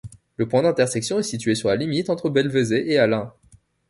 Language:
French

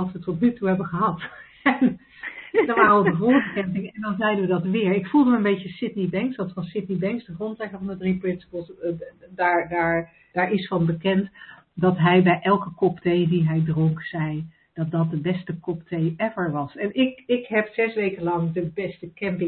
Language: Dutch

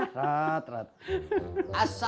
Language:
Indonesian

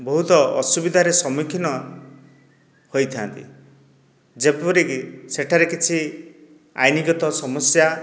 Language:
Odia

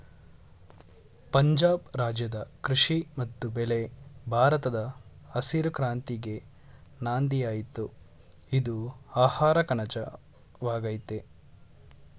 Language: Kannada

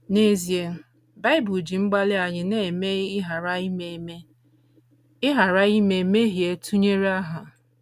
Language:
Igbo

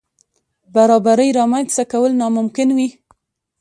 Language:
Pashto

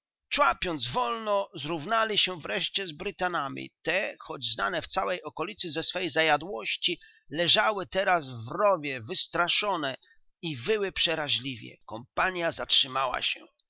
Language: Polish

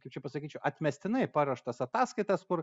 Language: Lithuanian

